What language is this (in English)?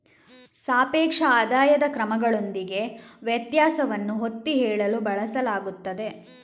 Kannada